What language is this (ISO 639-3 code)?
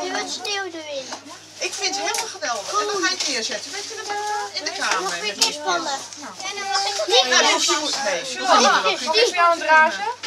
nld